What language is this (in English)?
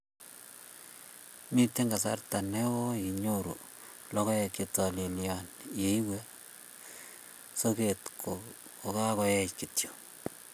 Kalenjin